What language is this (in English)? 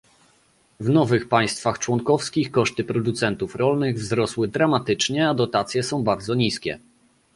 Polish